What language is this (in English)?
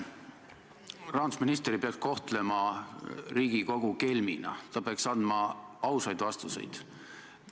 Estonian